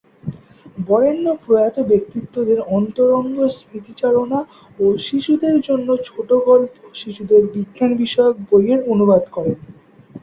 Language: Bangla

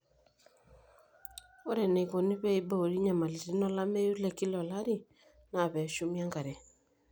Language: Masai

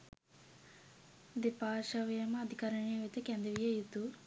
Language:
Sinhala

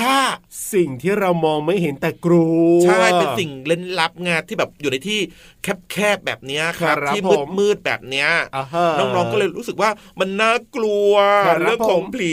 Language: Thai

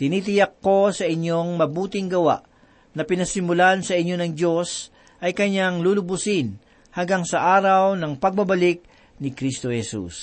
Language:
Filipino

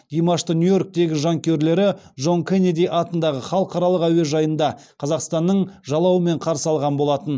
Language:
Kazakh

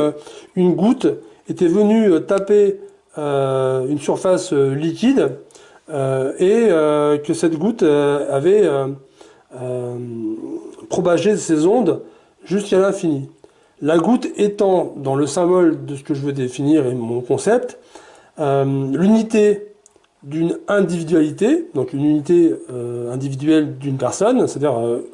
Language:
French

